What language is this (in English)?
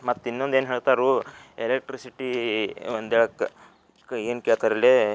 Kannada